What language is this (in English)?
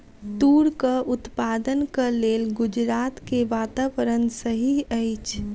Maithili